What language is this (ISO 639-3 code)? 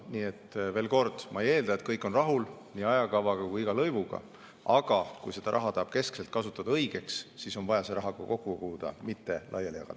est